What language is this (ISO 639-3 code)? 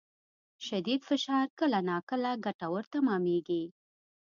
pus